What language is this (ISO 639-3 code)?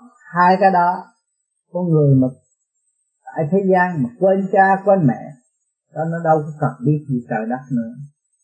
vie